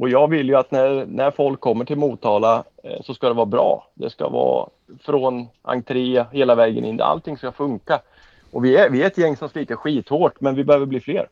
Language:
Swedish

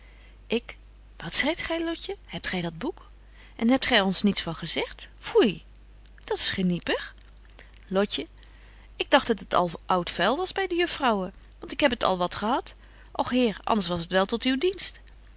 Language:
Dutch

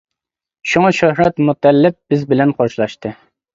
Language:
Uyghur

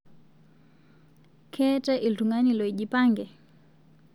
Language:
Masai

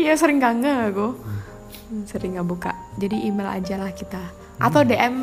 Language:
Indonesian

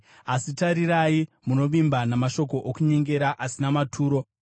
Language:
Shona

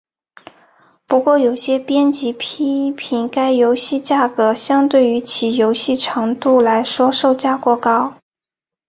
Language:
Chinese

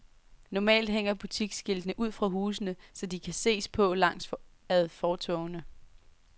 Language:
Danish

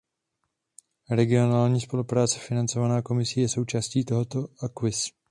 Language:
Czech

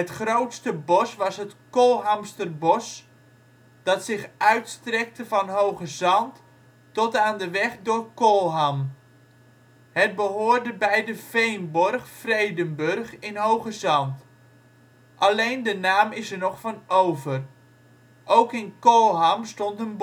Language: Dutch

